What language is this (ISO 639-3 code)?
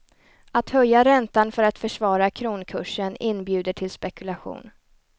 swe